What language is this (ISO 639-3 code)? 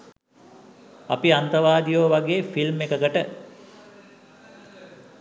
sin